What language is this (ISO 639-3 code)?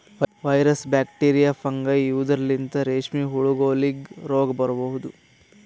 kan